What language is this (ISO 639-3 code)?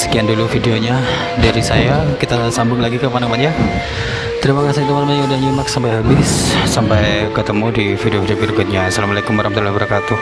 ind